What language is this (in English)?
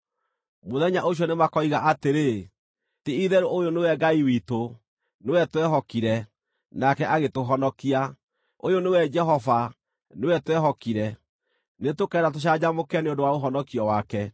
Kikuyu